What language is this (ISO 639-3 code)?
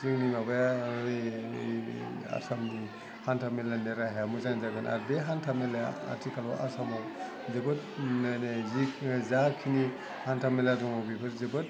brx